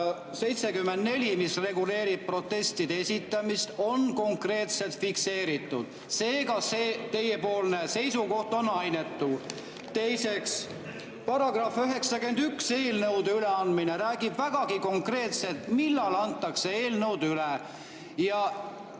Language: Estonian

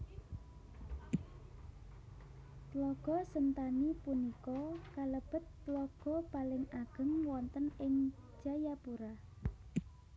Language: Javanese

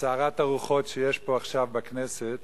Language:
Hebrew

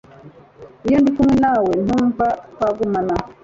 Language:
Kinyarwanda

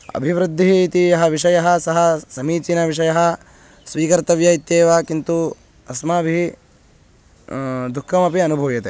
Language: Sanskrit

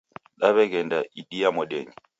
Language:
Taita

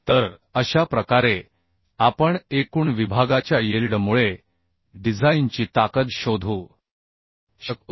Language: Marathi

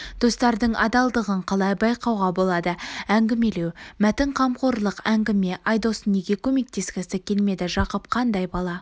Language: Kazakh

